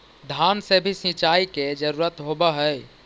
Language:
Magahi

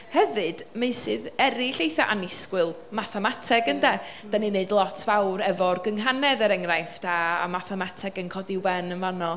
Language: Welsh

